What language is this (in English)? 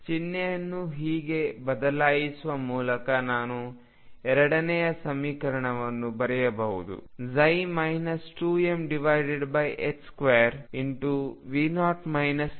Kannada